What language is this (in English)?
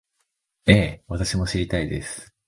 Japanese